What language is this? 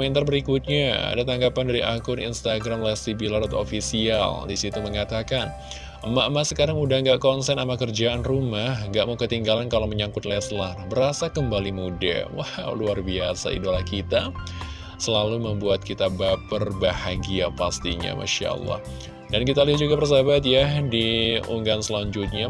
Indonesian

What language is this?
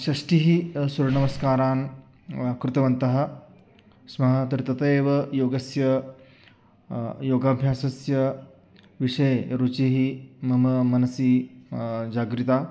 Sanskrit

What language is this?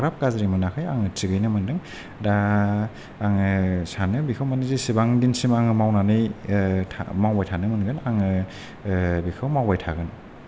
Bodo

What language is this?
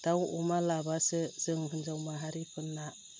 Bodo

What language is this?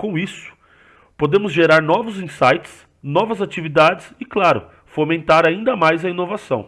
Portuguese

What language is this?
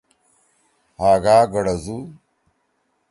Torwali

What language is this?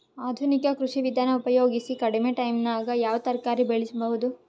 Kannada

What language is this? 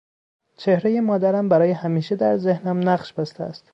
Persian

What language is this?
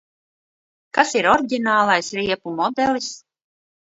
Latvian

